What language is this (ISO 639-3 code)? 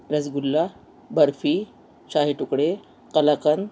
urd